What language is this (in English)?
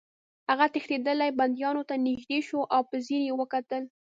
Pashto